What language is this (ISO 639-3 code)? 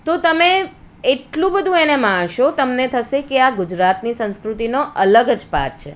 guj